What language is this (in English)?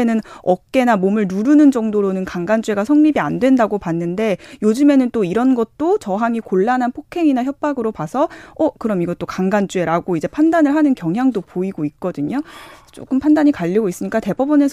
Korean